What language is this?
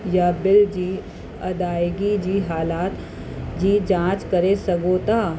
Sindhi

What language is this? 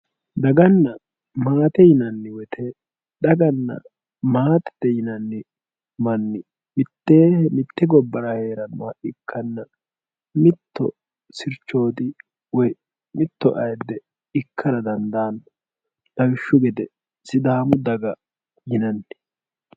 Sidamo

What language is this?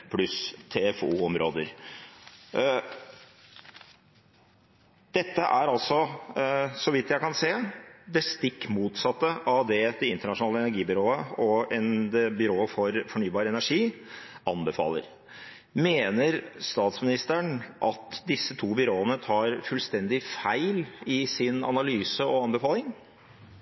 Norwegian Bokmål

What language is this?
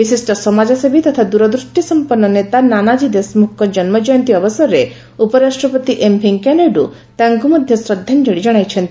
Odia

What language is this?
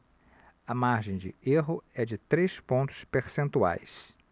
Portuguese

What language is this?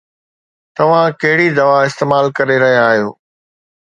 Sindhi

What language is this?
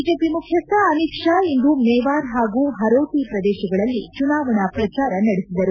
Kannada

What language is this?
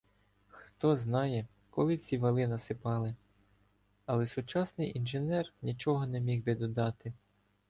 Ukrainian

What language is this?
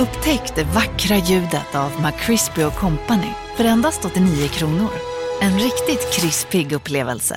Swedish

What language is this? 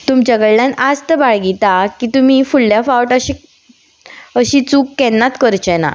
Konkani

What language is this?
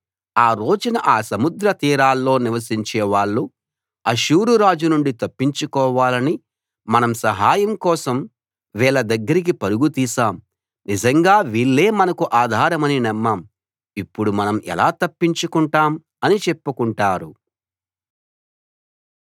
Telugu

